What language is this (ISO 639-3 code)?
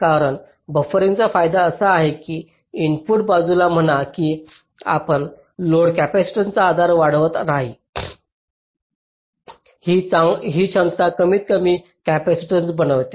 mar